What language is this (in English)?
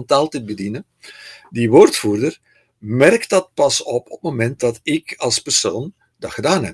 Dutch